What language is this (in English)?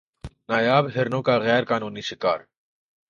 Urdu